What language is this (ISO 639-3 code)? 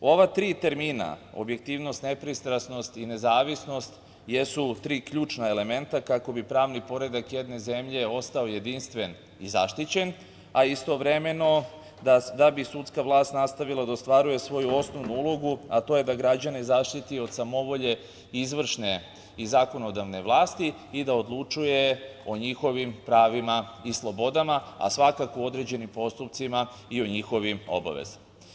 srp